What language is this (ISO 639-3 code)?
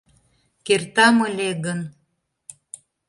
chm